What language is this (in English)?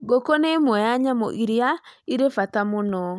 Kikuyu